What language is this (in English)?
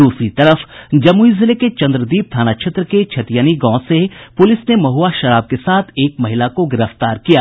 Hindi